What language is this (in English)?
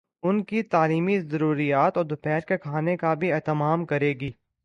Urdu